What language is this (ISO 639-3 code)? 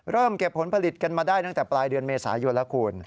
tha